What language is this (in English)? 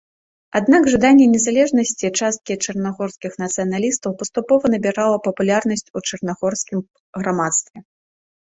Belarusian